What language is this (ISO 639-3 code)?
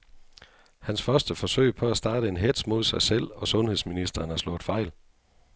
dan